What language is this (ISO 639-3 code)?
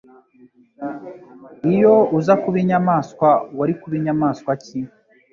kin